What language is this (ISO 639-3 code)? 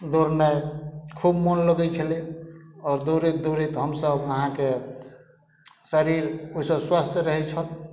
mai